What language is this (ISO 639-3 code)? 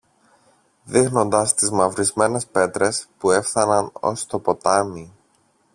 ell